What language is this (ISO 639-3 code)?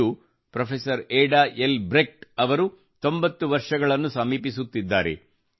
kan